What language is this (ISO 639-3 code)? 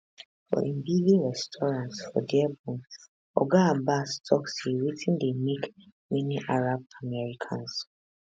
pcm